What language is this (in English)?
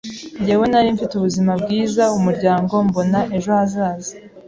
Kinyarwanda